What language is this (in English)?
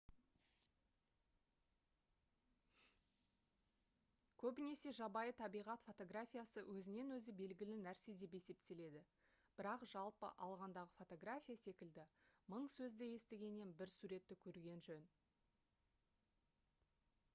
Kazakh